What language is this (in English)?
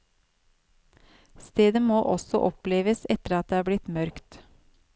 Norwegian